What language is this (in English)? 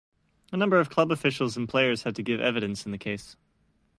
English